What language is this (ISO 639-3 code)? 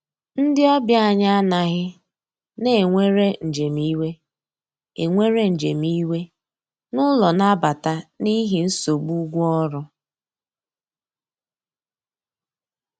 ibo